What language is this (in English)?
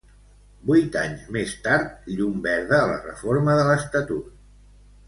Catalan